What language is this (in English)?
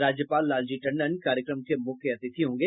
Hindi